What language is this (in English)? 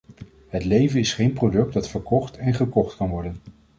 Dutch